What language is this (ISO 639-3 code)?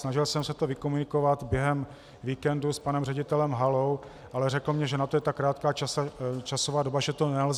ces